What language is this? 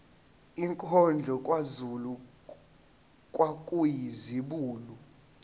Zulu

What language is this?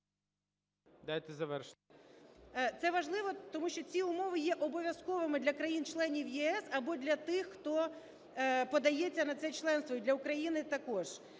Ukrainian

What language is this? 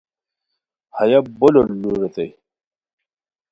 Khowar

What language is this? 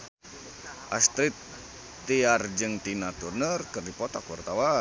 Sundanese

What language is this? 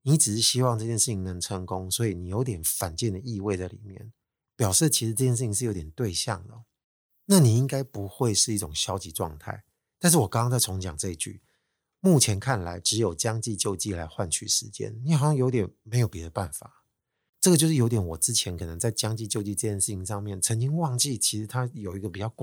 Chinese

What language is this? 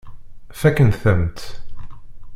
Kabyle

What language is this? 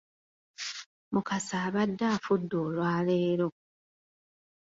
Ganda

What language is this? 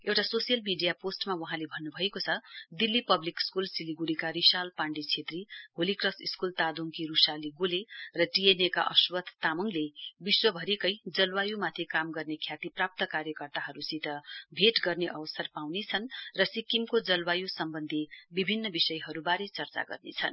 Nepali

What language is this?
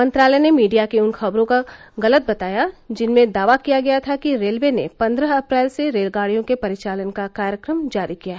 Hindi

